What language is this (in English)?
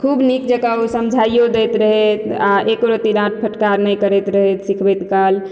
Maithili